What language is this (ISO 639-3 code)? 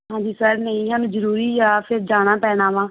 pan